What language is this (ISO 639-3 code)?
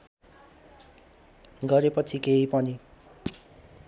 nep